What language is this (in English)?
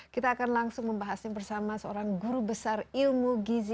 Indonesian